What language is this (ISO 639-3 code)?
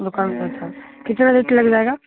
mai